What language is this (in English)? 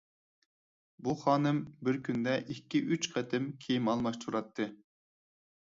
Uyghur